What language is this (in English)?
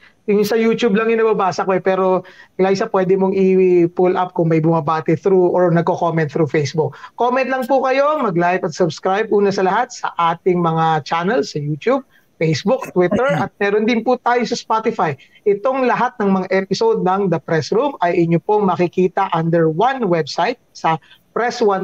Filipino